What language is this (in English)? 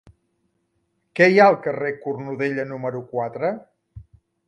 Catalan